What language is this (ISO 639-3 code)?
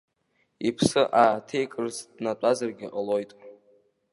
abk